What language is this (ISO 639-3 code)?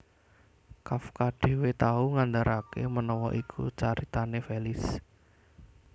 jav